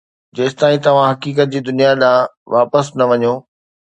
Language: Sindhi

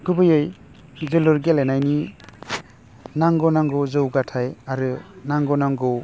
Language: Bodo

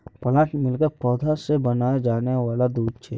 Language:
Magahi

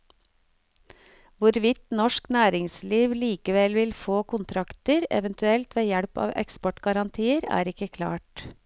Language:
Norwegian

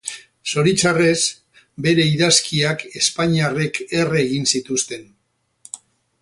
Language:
Basque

